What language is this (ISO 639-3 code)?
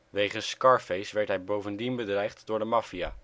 nld